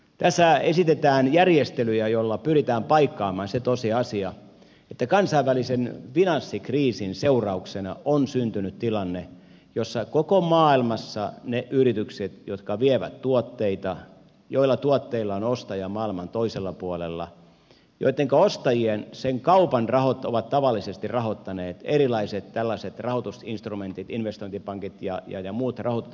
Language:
Finnish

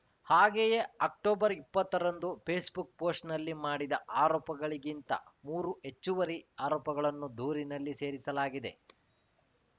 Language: Kannada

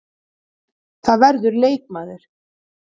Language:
Icelandic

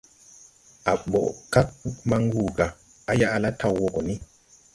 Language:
Tupuri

